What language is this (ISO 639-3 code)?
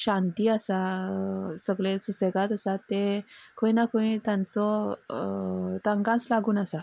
kok